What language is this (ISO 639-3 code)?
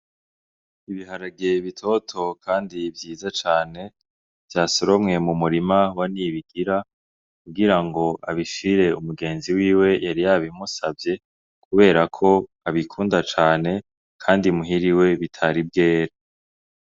run